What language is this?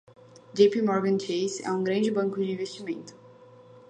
Portuguese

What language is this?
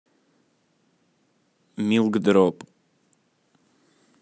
Russian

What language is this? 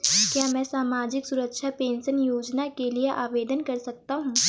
Hindi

